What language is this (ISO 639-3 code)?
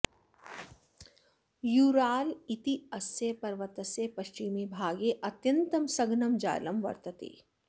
san